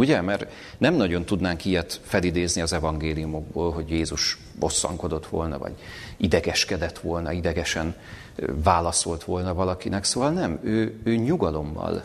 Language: Hungarian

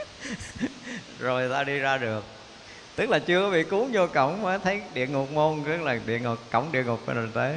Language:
Vietnamese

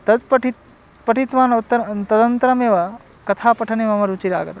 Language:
Sanskrit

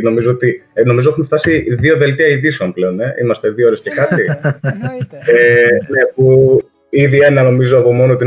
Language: Greek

